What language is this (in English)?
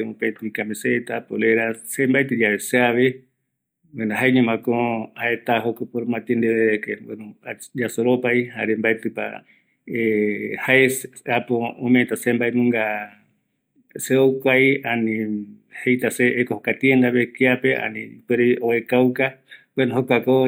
Eastern Bolivian Guaraní